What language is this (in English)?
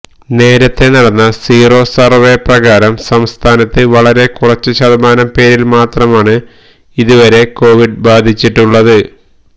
Malayalam